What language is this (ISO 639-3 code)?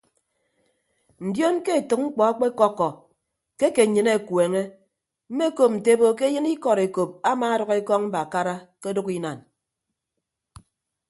ibb